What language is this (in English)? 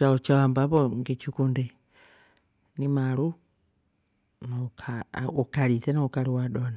Rombo